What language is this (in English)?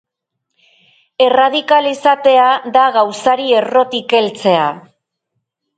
Basque